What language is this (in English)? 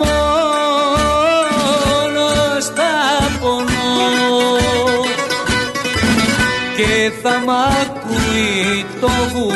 Greek